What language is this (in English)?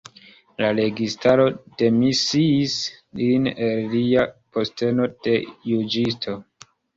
Esperanto